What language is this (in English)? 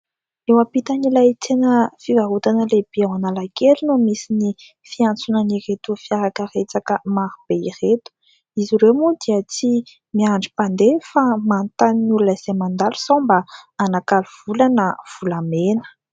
Malagasy